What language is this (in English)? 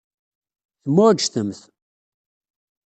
Kabyle